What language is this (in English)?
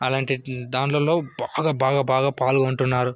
Telugu